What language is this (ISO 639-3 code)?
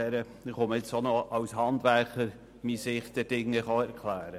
gsw